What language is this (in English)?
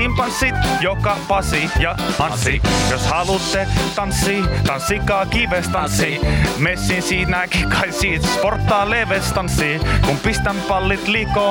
Finnish